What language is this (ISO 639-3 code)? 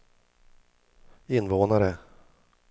swe